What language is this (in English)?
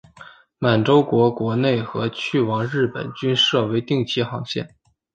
Chinese